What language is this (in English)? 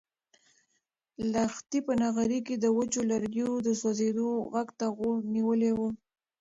Pashto